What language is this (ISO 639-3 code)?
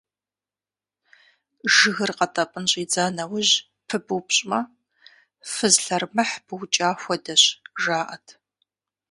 kbd